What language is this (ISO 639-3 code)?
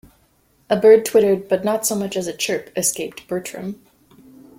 eng